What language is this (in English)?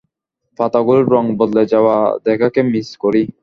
Bangla